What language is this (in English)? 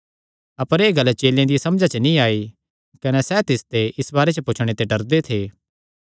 Kangri